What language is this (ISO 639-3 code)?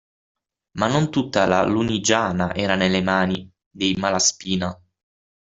ita